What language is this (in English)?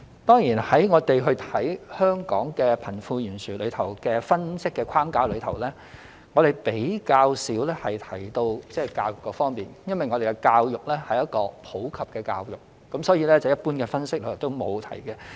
Cantonese